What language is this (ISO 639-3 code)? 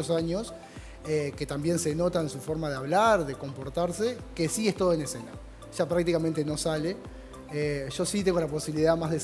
spa